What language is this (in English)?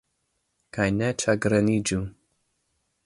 Esperanto